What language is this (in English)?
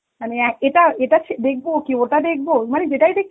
Bangla